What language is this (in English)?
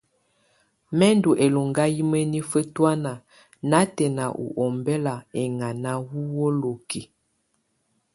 Tunen